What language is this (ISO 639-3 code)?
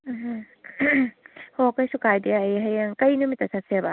mni